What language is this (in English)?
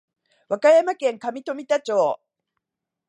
Japanese